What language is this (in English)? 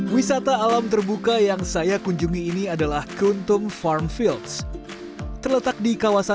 Indonesian